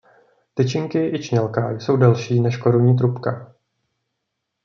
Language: Czech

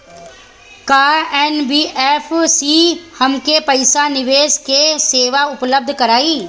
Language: Bhojpuri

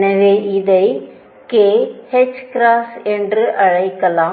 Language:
Tamil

